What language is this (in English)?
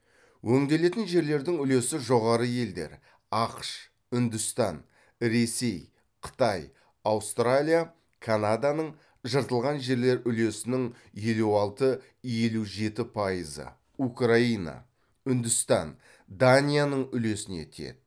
Kazakh